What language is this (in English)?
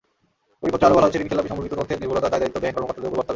Bangla